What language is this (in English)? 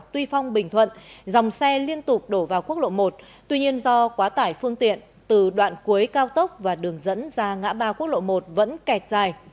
Vietnamese